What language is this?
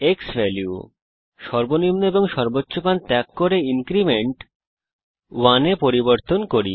Bangla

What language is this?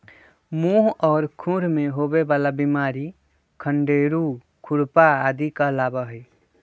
Magahi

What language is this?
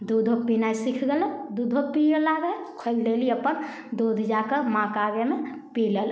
Maithili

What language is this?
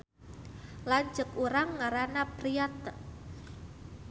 Sundanese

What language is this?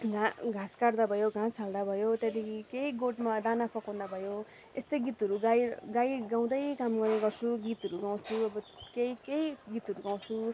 Nepali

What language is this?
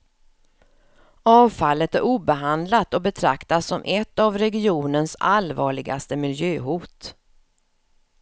Swedish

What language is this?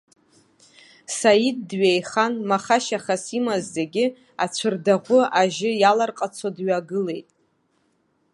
Abkhazian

